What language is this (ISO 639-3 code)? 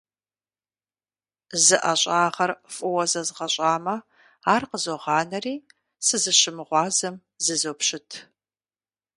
kbd